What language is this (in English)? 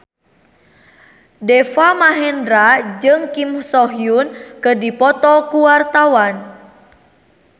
Sundanese